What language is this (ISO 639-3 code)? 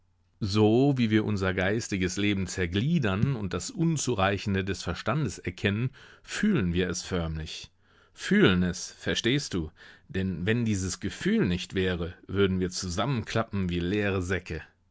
deu